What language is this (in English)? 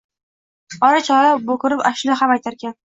Uzbek